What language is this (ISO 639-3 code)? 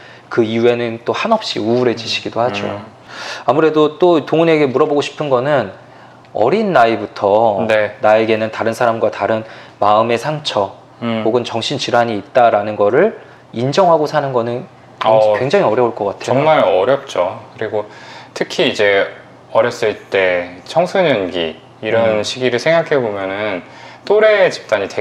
kor